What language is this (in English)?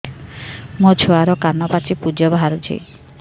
Odia